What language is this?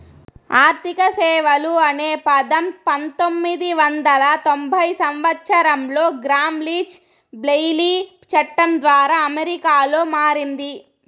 Telugu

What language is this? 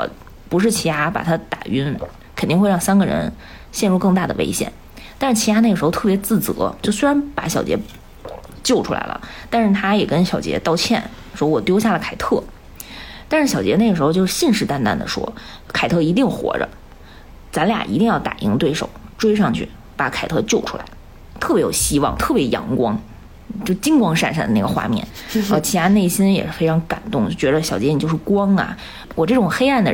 Chinese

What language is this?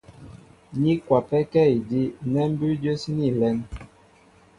Mbo (Cameroon)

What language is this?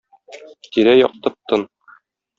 Tatar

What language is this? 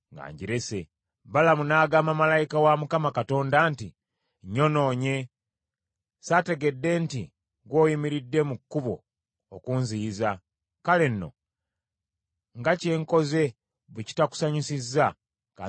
Ganda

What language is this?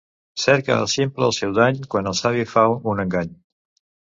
Catalan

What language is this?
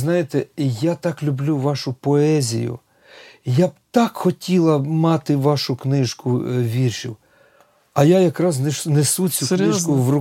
Ukrainian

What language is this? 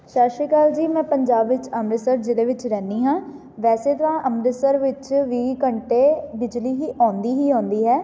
Punjabi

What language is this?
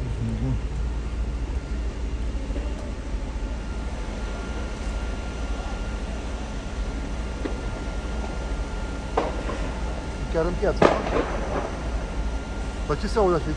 Romanian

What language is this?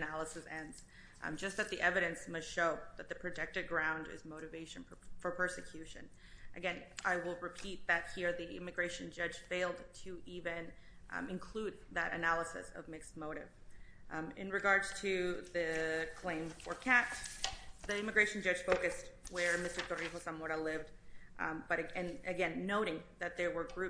English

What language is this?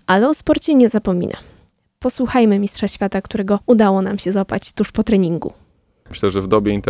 Polish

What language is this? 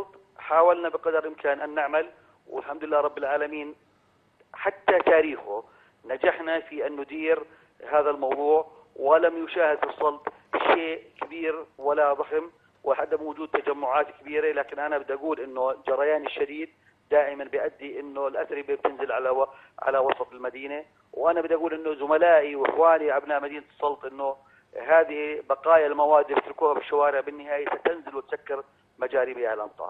Arabic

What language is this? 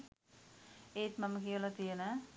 Sinhala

